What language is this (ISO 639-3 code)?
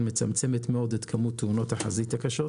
heb